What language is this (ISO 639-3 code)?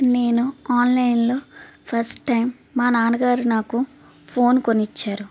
tel